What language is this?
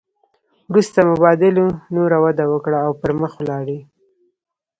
Pashto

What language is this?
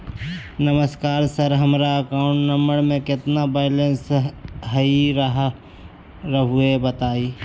Magahi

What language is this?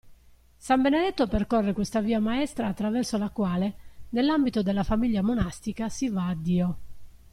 Italian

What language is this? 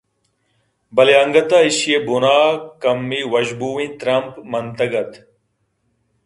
Eastern Balochi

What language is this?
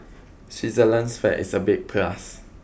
English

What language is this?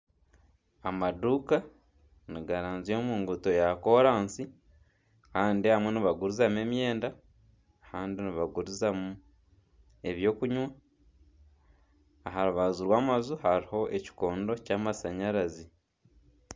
Nyankole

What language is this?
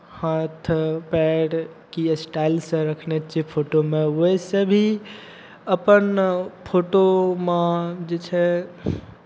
Maithili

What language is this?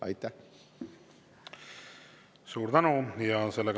Estonian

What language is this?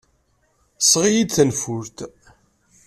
Kabyle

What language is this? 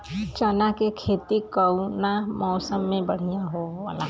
Bhojpuri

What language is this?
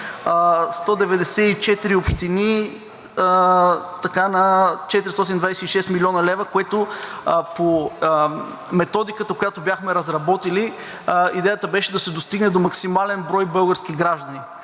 Bulgarian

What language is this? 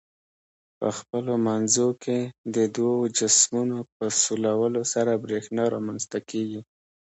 Pashto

